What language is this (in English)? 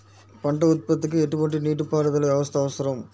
Telugu